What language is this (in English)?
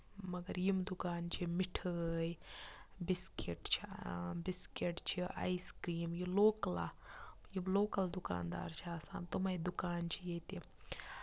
Kashmiri